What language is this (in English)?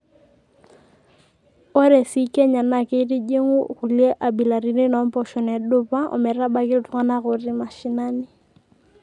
Masai